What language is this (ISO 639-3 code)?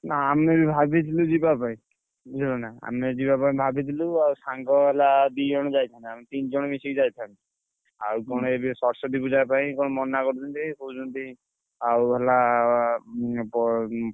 ori